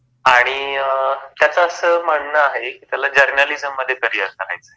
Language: Marathi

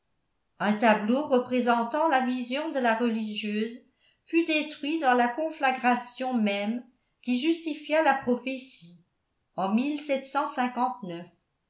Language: French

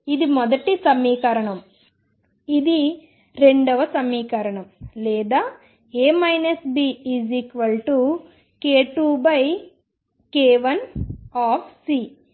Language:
Telugu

